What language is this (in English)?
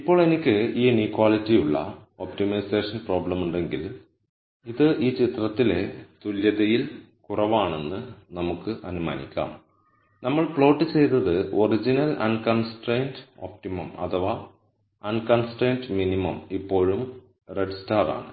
Malayalam